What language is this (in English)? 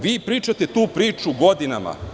Serbian